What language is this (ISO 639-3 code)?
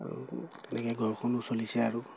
asm